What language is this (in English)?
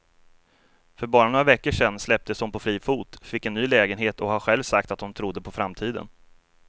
Swedish